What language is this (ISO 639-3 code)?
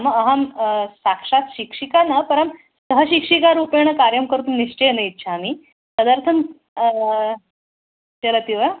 san